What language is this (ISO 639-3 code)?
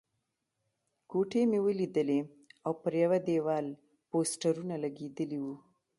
pus